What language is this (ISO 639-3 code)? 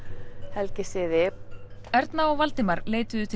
isl